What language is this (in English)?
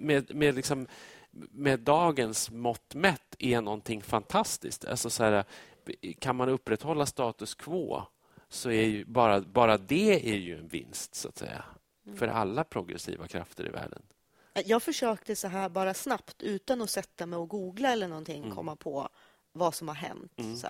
Swedish